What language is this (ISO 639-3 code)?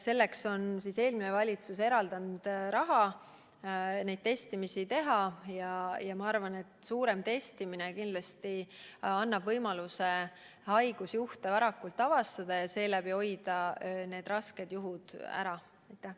est